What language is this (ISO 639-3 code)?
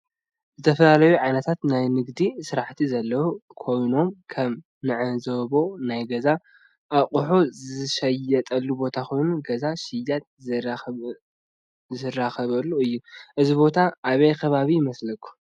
tir